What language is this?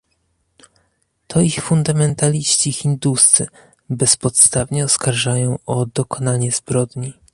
Polish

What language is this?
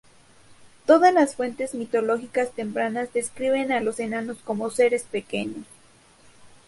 Spanish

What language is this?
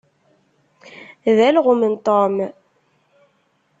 Kabyle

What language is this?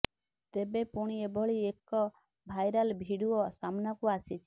Odia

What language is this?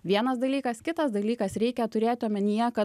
Lithuanian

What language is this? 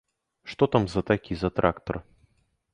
Belarusian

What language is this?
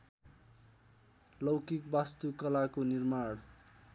Nepali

